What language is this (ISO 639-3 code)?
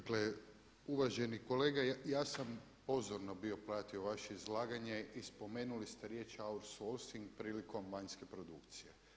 hrv